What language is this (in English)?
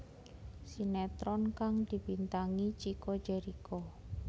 Javanese